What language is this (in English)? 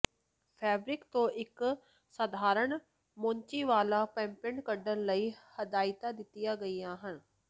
Punjabi